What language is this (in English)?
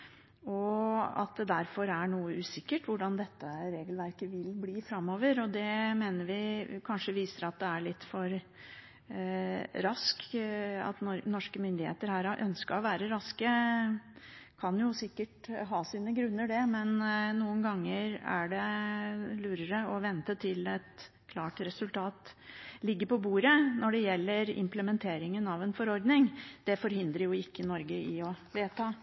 Norwegian Bokmål